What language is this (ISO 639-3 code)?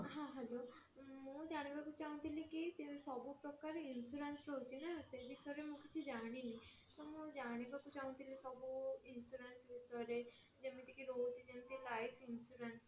ori